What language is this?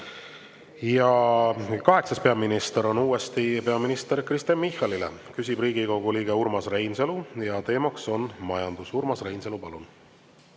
Estonian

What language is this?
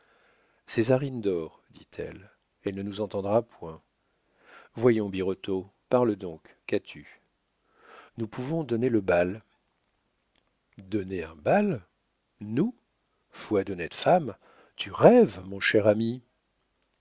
French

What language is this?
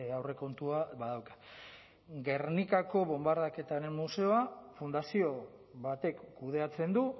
Basque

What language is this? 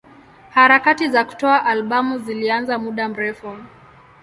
Swahili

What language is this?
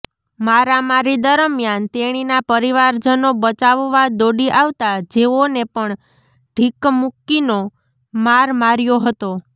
Gujarati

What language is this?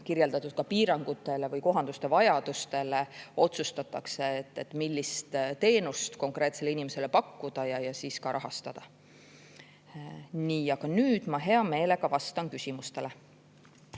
Estonian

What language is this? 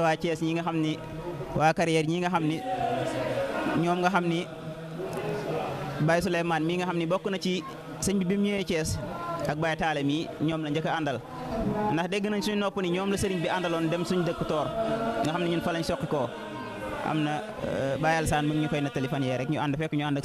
Arabic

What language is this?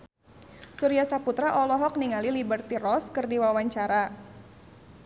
Sundanese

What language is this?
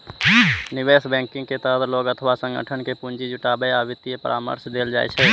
Maithili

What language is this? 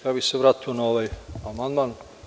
Serbian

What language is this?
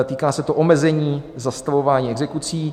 Czech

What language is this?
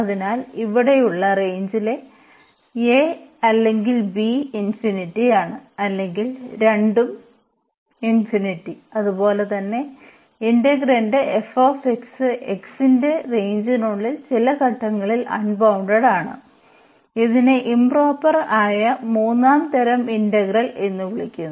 Malayalam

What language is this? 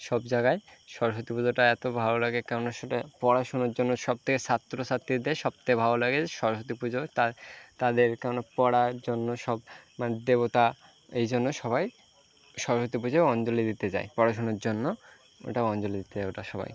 Bangla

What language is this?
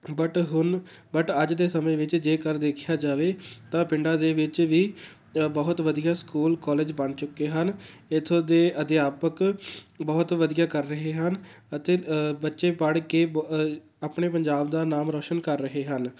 Punjabi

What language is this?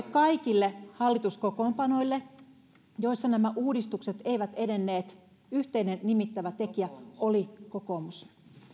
Finnish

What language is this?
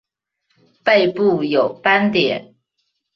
Chinese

